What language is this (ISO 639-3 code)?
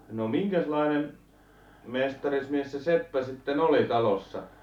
fin